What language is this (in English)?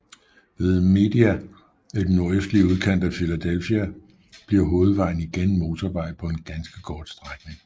Danish